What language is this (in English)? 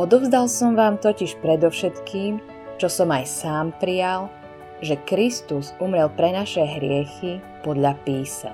Slovak